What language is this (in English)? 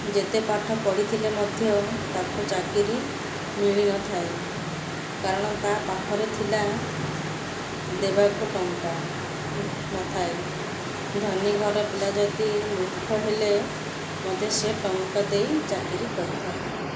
Odia